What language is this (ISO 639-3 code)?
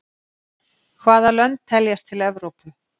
isl